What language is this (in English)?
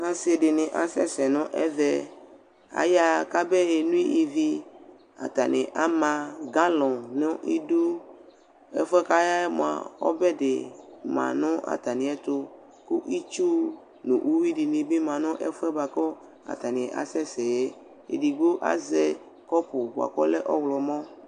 Ikposo